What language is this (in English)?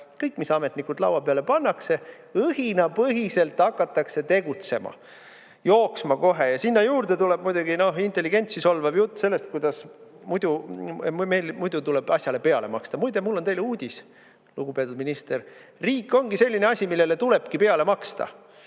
Estonian